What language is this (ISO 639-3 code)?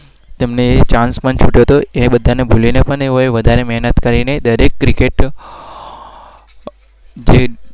guj